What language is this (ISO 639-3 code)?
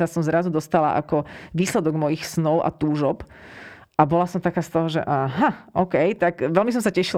slk